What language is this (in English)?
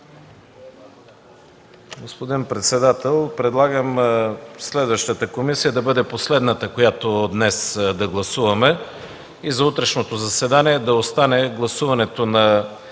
Bulgarian